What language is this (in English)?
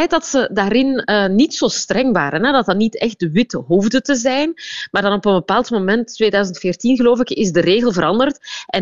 Dutch